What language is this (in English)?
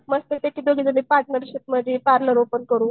Marathi